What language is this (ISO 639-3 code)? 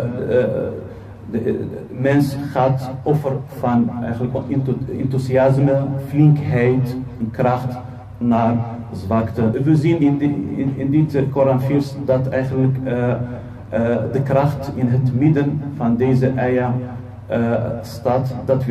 nld